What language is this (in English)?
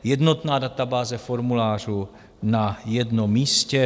Czech